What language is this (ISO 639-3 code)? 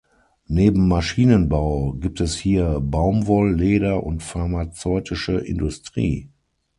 deu